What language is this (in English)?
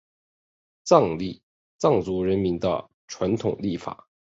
Chinese